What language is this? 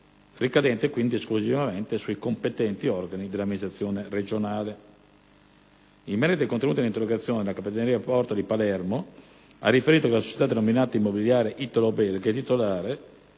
Italian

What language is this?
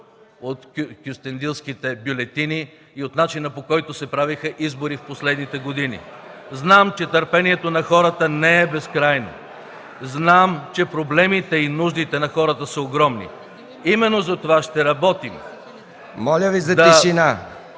Bulgarian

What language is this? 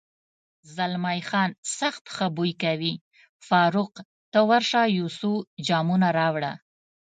Pashto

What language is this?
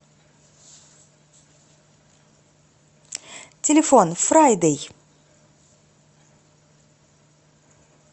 Russian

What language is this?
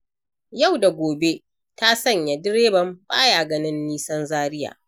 Hausa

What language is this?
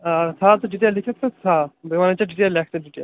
Kashmiri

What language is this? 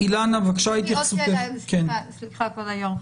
Hebrew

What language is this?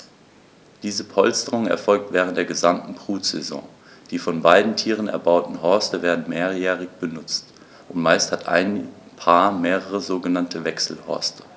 German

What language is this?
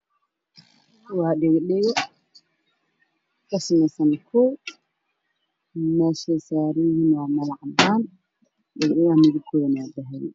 Somali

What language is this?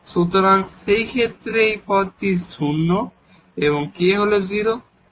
Bangla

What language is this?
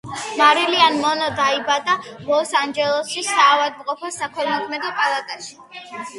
Georgian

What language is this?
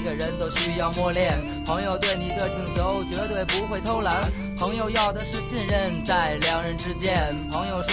Chinese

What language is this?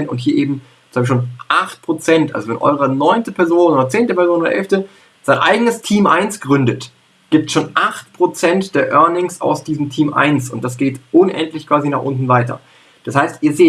German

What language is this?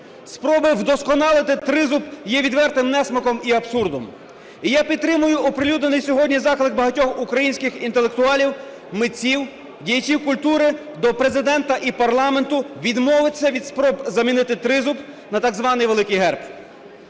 Ukrainian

